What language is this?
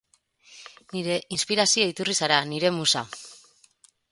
Basque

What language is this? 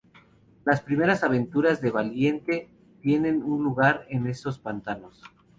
Spanish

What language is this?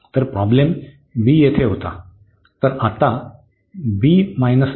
Marathi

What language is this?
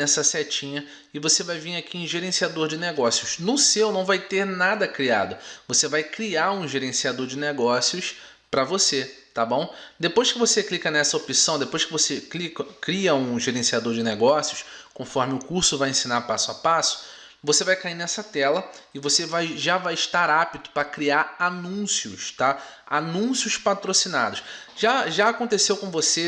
Portuguese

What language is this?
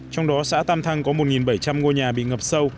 Vietnamese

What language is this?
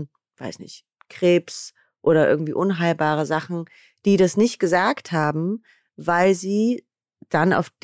German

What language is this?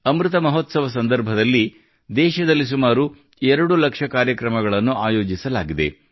Kannada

